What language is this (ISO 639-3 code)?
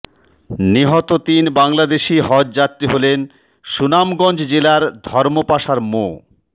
ben